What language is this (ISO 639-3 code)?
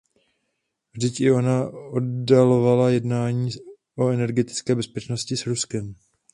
ces